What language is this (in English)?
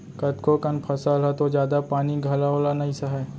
Chhattisgarhi